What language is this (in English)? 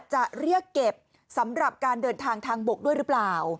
Thai